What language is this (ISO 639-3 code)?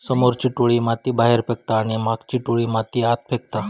mar